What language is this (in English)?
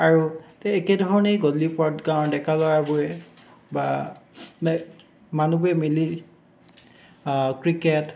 Assamese